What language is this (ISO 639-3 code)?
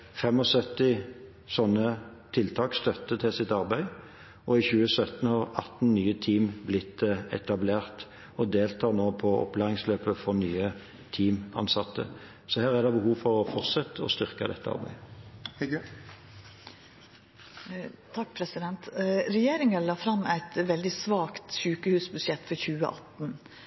nor